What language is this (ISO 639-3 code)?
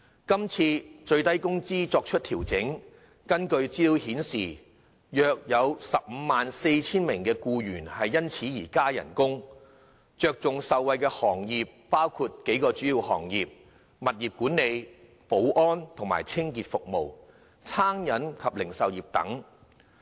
yue